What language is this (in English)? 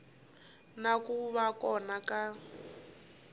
Tsonga